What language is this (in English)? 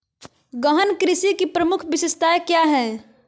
Magahi